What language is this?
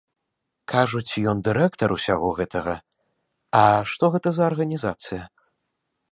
Belarusian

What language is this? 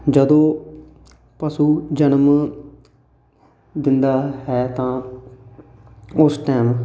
Punjabi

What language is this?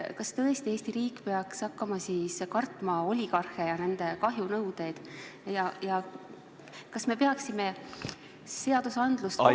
Estonian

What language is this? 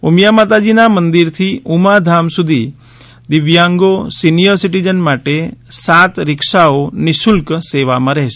Gujarati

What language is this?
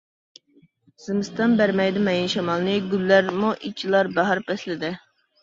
Uyghur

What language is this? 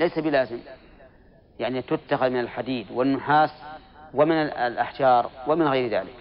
Arabic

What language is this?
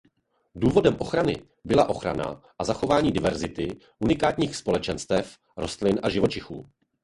Czech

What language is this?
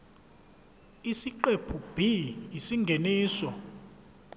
Zulu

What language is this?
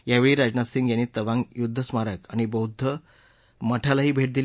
Marathi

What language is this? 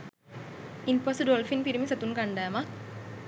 Sinhala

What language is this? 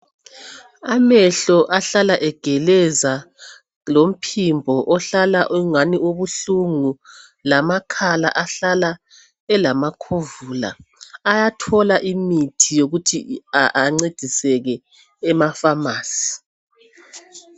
North Ndebele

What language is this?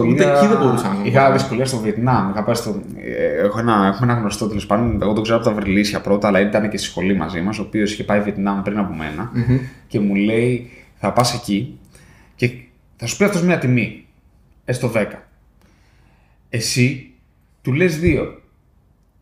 Greek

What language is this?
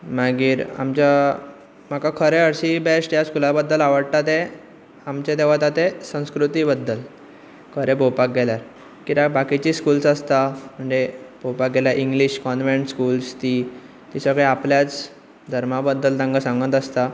Konkani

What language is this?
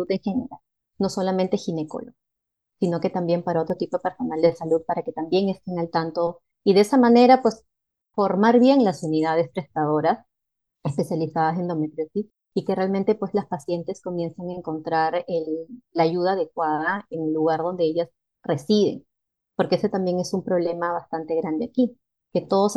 Spanish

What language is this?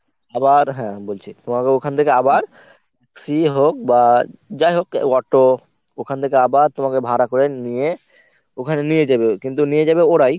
Bangla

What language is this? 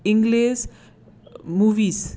Konkani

